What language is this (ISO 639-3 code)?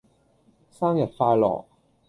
yue